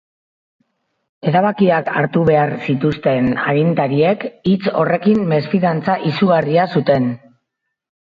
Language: Basque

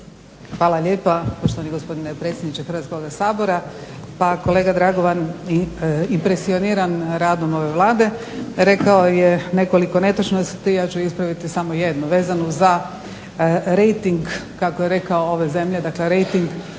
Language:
Croatian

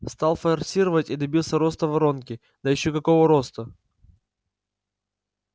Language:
Russian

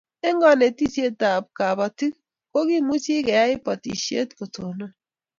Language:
Kalenjin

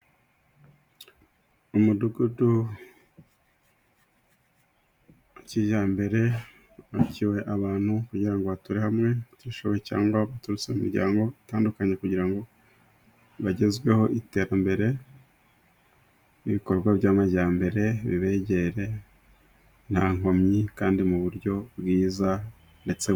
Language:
Kinyarwanda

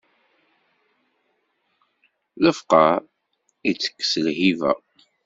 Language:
Kabyle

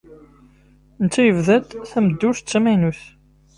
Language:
Kabyle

